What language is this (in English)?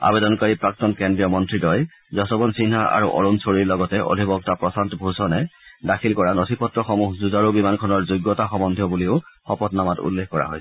Assamese